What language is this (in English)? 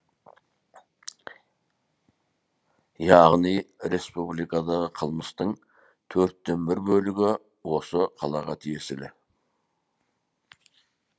Kazakh